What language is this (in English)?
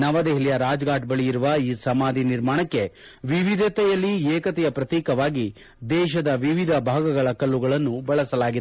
Kannada